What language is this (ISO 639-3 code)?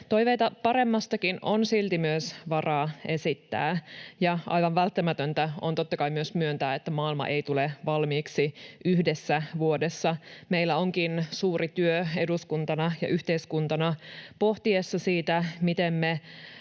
fin